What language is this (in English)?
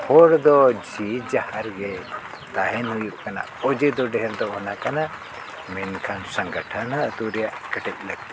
Santali